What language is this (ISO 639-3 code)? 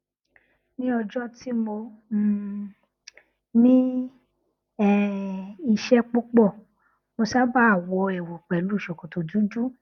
yor